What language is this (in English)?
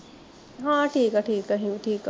Punjabi